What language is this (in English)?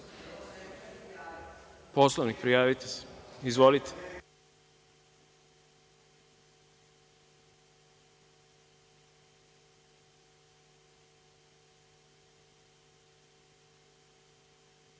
Serbian